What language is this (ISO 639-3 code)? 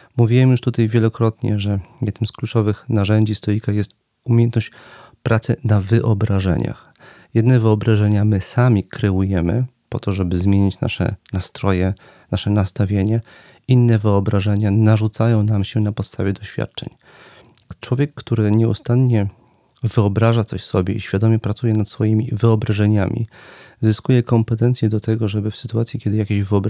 pol